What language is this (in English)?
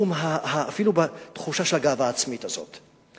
Hebrew